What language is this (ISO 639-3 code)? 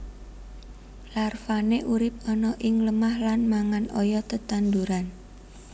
jav